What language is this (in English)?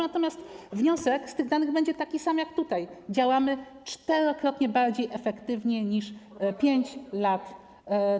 Polish